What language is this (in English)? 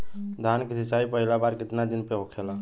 Bhojpuri